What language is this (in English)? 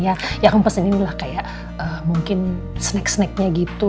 Indonesian